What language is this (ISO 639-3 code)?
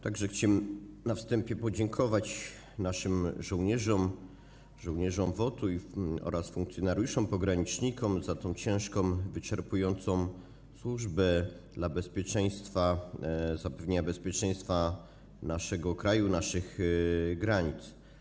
pol